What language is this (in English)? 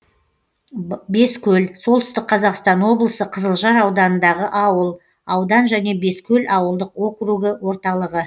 Kazakh